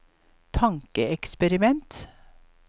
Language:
Norwegian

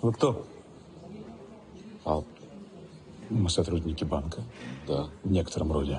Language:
Russian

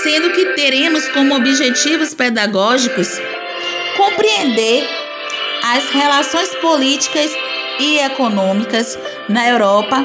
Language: Portuguese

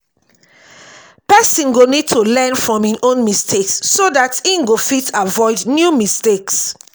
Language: Nigerian Pidgin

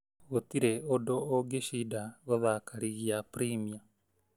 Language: Kikuyu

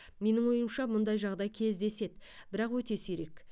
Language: Kazakh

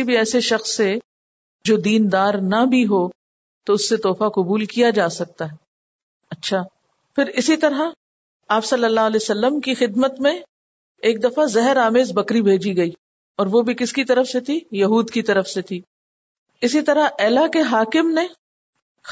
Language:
Urdu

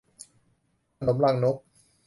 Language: Thai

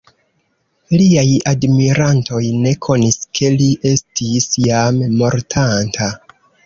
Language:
Esperanto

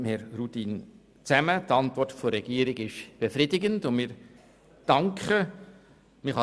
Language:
Swiss German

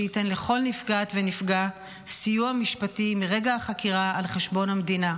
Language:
Hebrew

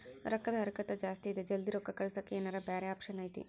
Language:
Kannada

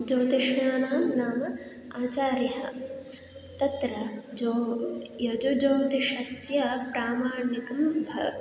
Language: Sanskrit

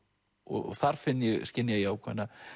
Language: Icelandic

